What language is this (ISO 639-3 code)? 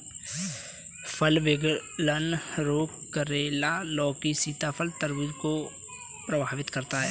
hin